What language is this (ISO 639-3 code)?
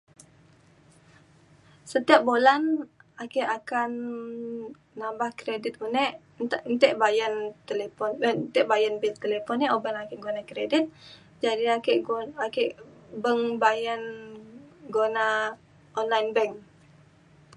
xkl